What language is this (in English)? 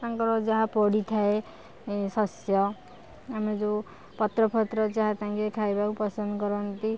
Odia